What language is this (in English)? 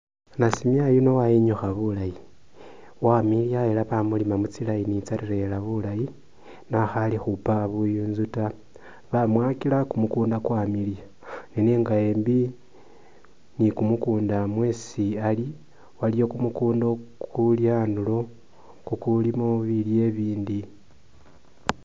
Masaaba